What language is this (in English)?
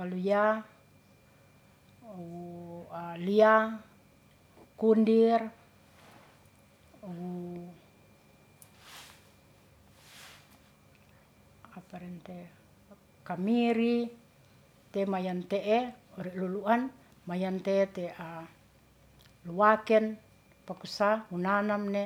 Ratahan